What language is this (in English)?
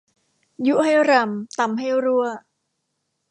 Thai